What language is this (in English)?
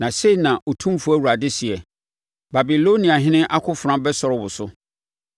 Akan